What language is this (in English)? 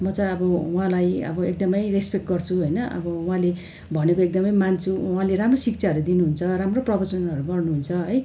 Nepali